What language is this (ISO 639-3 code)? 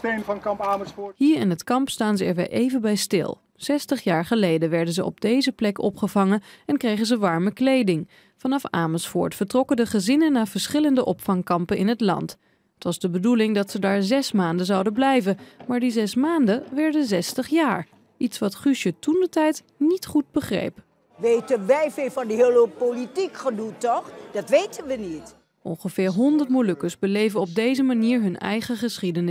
nld